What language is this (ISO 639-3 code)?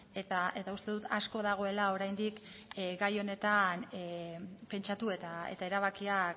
eus